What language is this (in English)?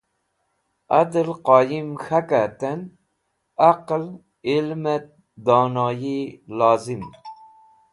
Wakhi